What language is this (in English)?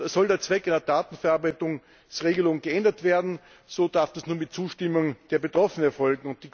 German